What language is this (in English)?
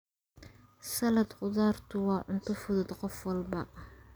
Somali